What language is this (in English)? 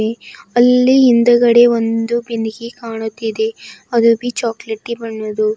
Kannada